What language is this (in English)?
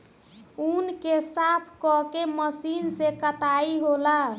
Bhojpuri